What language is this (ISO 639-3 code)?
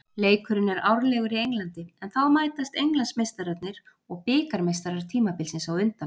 isl